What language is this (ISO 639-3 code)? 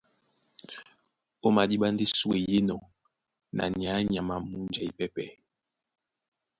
dua